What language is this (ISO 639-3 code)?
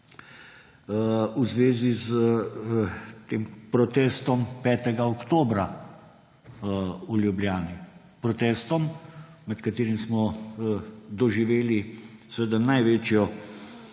slv